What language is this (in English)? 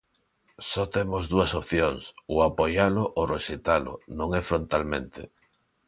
Galician